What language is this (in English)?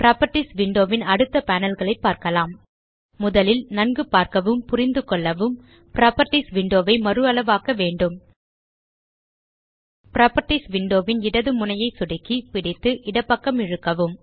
Tamil